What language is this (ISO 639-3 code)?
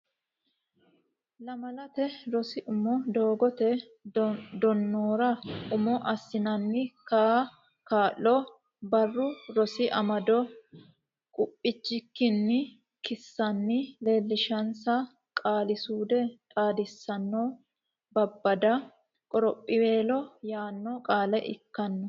sid